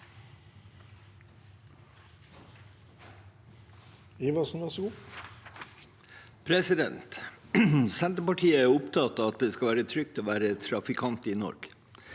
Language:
Norwegian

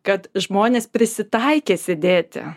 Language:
Lithuanian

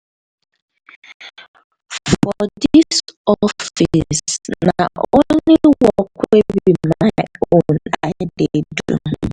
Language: Nigerian Pidgin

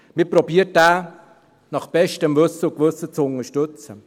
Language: Swiss German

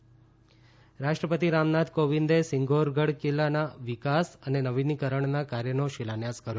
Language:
Gujarati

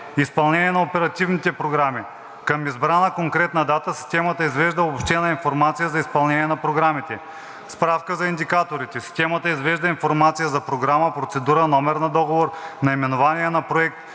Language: Bulgarian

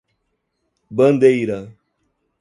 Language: Portuguese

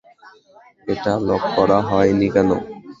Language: Bangla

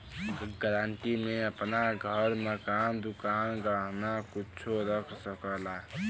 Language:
Bhojpuri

